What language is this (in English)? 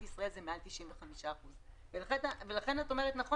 Hebrew